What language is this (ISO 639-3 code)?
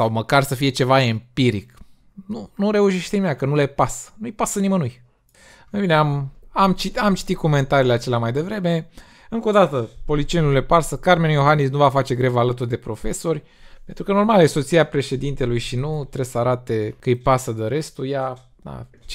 ron